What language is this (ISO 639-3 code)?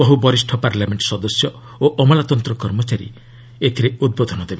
ori